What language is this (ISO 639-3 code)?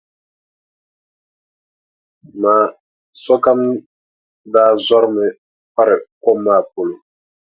dag